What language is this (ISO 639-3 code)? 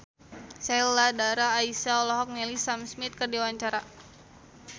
sun